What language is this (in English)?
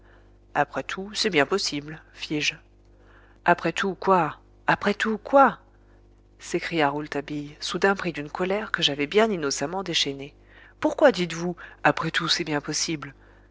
French